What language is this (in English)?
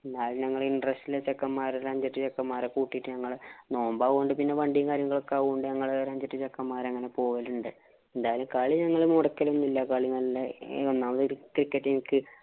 Malayalam